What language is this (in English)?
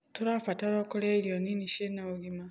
Kikuyu